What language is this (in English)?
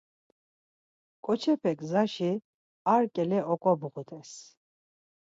Laz